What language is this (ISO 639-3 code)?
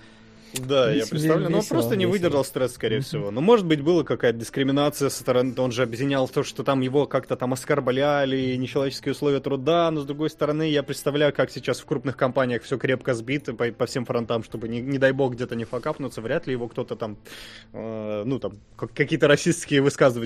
rus